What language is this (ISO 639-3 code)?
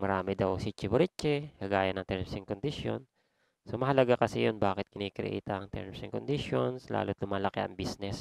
fil